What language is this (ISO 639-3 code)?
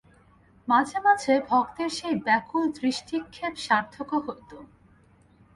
ben